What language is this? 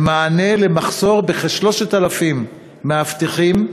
Hebrew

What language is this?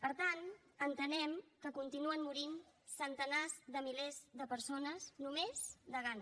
Catalan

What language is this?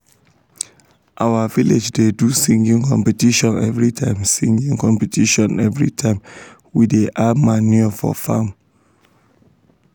Nigerian Pidgin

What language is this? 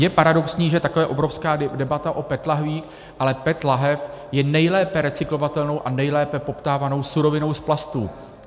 Czech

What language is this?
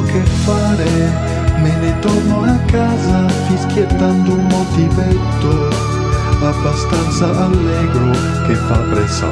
Italian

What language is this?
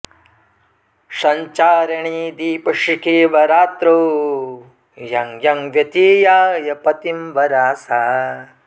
Sanskrit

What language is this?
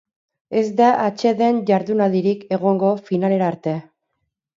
Basque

